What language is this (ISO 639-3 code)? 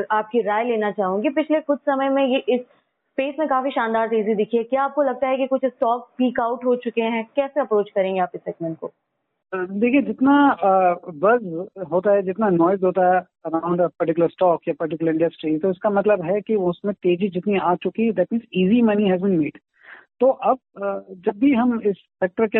hin